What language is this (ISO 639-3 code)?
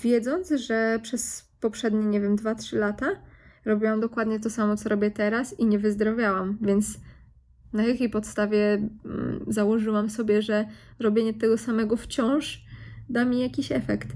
pol